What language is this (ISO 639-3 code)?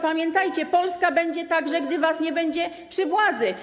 pol